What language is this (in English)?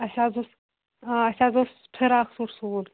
Kashmiri